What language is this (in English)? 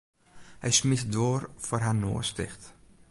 Western Frisian